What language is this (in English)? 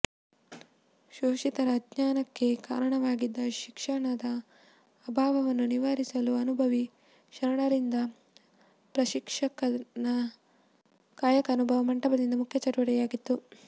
Kannada